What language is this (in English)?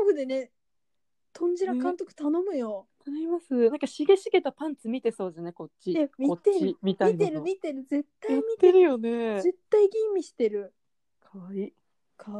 Japanese